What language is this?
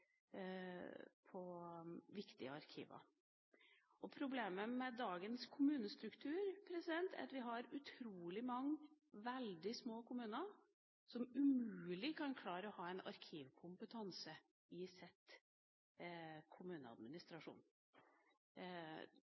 Norwegian Bokmål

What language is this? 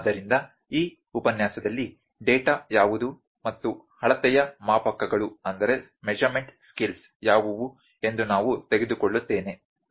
Kannada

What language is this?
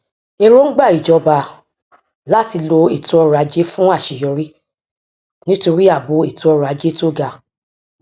Yoruba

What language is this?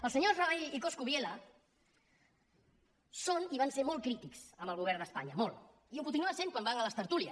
Catalan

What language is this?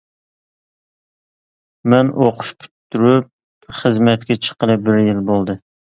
Uyghur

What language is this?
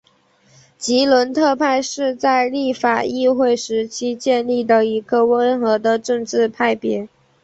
Chinese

